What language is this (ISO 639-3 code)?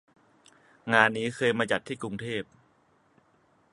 tha